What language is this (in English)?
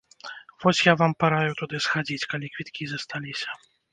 Belarusian